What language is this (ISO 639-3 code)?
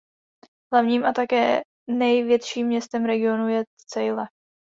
ces